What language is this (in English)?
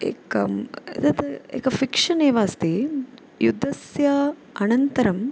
Sanskrit